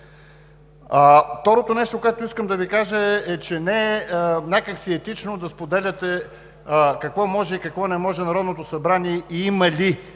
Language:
Bulgarian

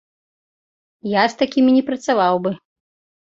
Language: Belarusian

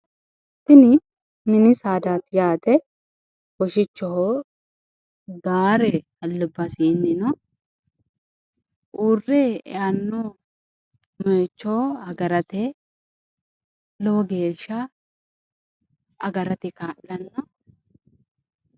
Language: Sidamo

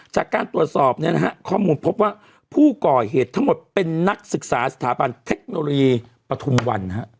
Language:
Thai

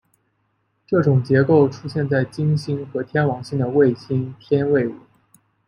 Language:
Chinese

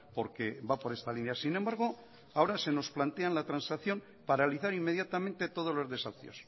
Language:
Spanish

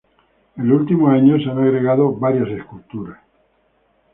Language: Spanish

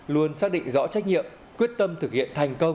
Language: Vietnamese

